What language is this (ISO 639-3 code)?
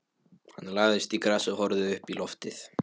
isl